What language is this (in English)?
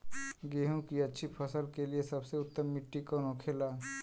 Bhojpuri